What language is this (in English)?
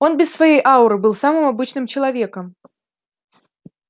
Russian